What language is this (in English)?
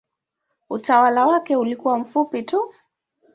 Swahili